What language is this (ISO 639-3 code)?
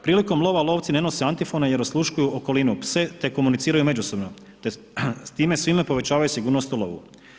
hrv